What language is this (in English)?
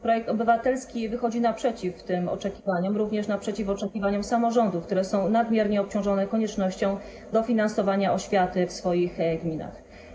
Polish